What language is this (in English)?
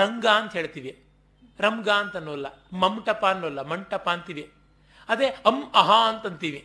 Kannada